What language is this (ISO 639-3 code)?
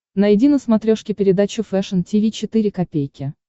rus